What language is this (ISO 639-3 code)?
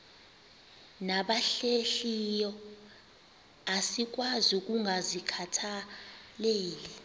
xho